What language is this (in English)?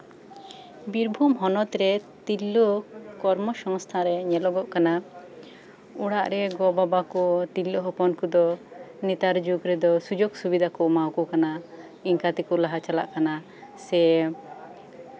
Santali